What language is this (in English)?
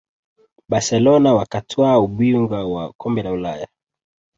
Swahili